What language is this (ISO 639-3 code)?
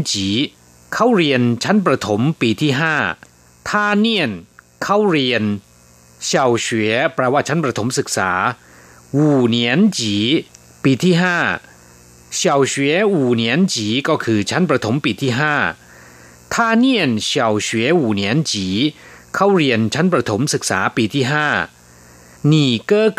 tha